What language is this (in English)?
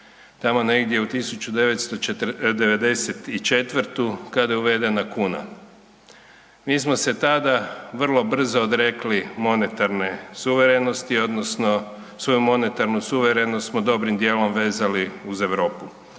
Croatian